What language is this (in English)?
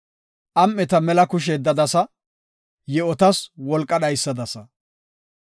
Gofa